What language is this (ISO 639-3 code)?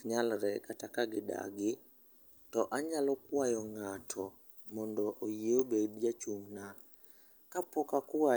luo